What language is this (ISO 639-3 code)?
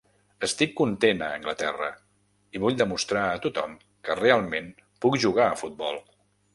cat